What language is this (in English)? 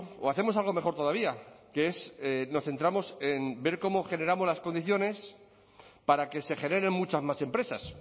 Spanish